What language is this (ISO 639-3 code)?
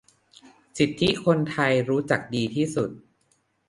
tha